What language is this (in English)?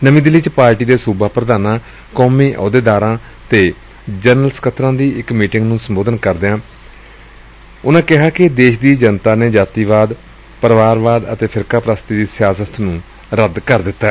Punjabi